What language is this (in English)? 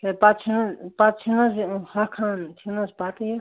Kashmiri